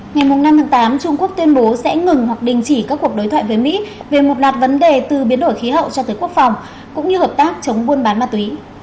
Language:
Vietnamese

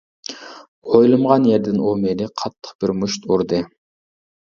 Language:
Uyghur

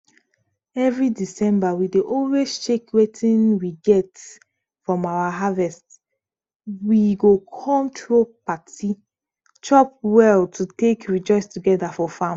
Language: Nigerian Pidgin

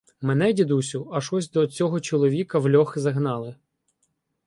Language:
Ukrainian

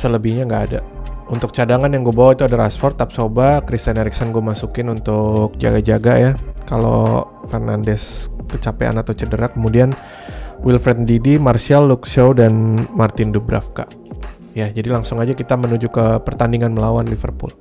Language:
Indonesian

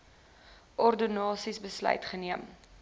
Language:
Afrikaans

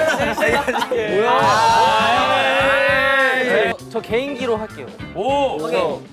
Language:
Korean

